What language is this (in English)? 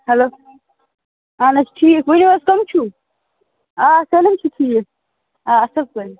Kashmiri